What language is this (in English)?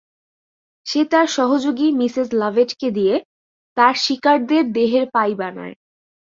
Bangla